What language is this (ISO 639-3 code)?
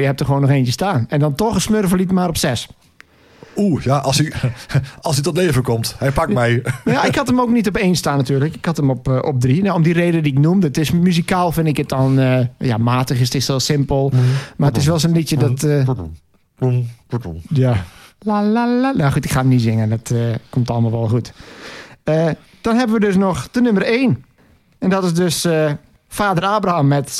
nld